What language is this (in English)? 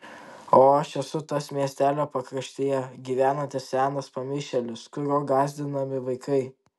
Lithuanian